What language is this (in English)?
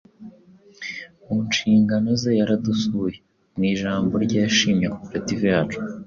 Kinyarwanda